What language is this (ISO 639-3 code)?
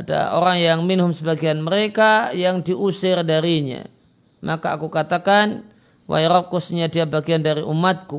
ind